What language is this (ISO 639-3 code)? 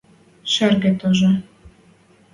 mrj